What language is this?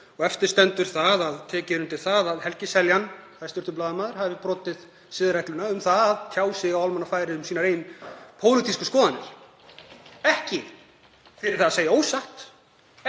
Icelandic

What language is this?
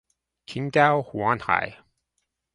English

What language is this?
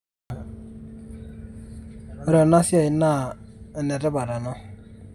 Masai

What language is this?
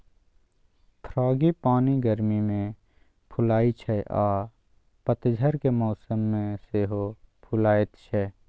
Maithili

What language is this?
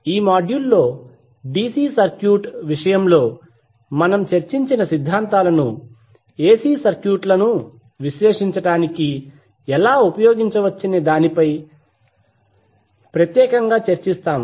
Telugu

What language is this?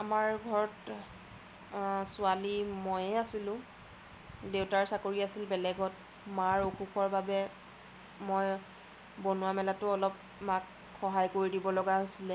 Assamese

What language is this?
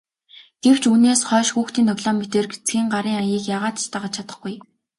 Mongolian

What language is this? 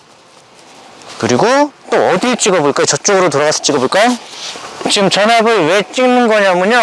Korean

